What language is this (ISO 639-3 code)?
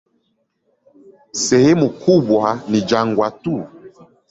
swa